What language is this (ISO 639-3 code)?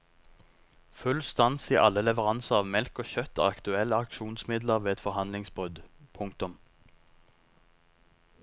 nor